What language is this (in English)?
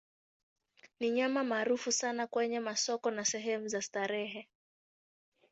Swahili